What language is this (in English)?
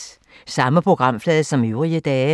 Danish